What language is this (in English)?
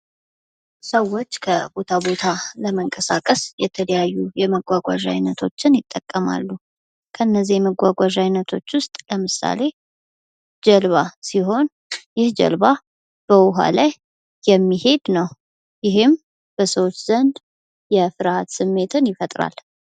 Amharic